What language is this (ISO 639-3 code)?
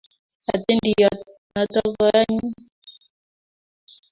kln